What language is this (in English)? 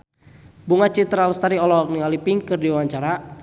Sundanese